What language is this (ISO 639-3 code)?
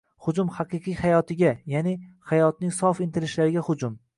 uzb